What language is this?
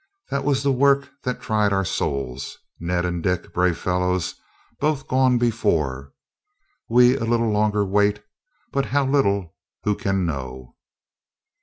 English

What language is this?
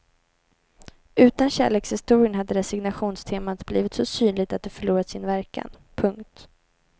Swedish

